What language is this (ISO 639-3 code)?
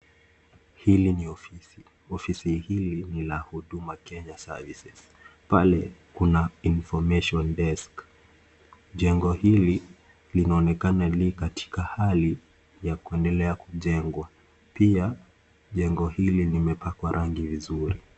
swa